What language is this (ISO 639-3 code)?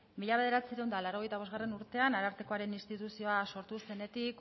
eus